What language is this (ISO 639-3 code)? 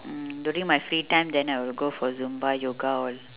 eng